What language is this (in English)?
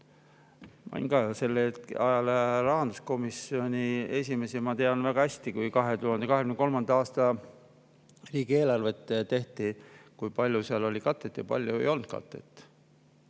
Estonian